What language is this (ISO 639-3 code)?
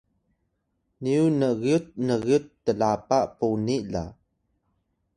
tay